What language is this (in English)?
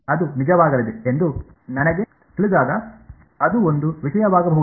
Kannada